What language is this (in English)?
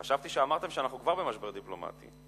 Hebrew